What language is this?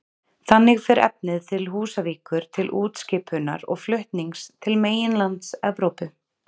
Icelandic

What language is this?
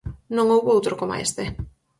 Galician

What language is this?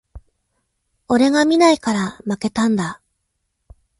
Japanese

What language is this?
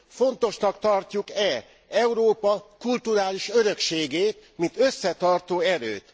Hungarian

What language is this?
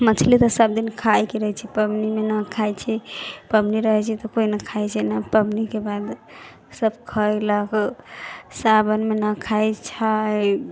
Maithili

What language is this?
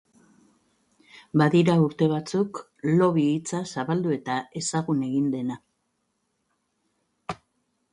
Basque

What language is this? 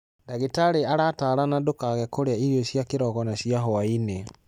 Kikuyu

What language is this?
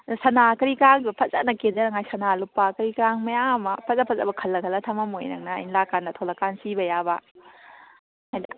Manipuri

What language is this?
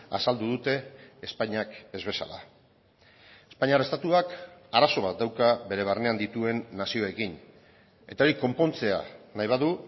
Basque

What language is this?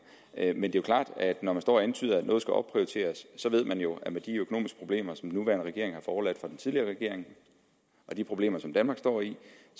Danish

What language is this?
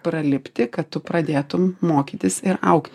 Lithuanian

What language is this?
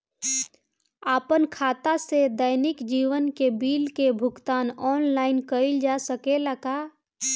Bhojpuri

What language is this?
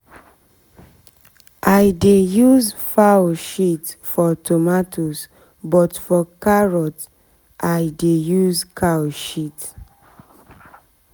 Nigerian Pidgin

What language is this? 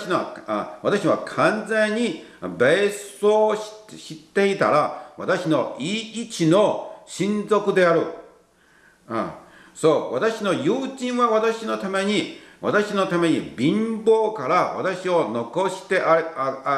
Japanese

